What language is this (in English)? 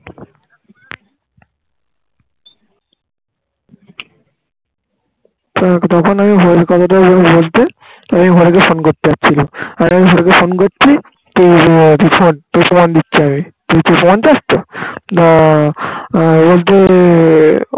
Bangla